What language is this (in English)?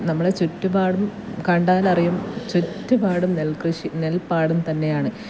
Malayalam